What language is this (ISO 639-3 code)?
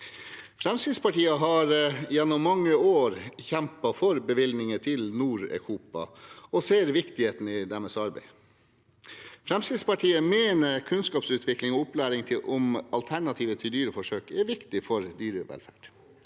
nor